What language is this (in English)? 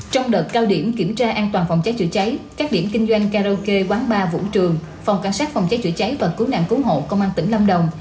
Vietnamese